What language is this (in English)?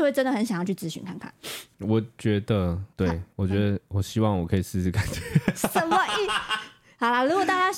Chinese